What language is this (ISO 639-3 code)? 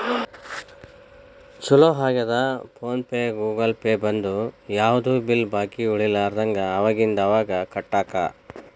kan